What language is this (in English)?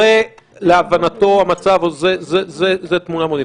Hebrew